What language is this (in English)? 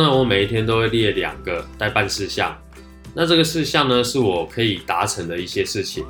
Chinese